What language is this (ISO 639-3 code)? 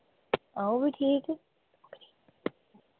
doi